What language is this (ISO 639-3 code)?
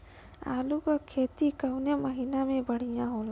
bho